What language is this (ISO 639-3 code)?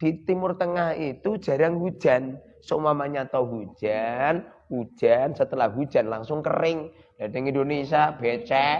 ind